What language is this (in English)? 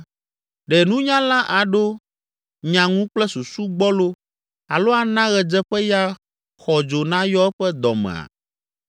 Ewe